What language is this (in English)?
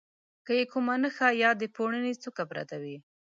Pashto